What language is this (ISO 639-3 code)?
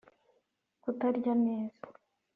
kin